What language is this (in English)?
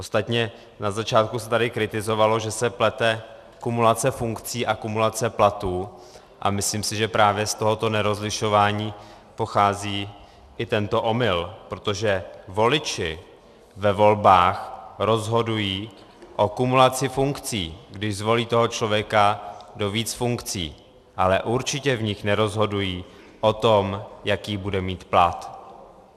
Czech